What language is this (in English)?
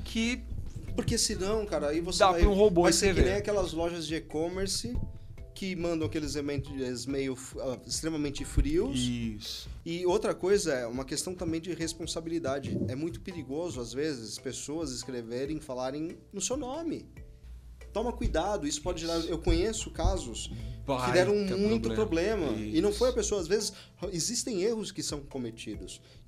Portuguese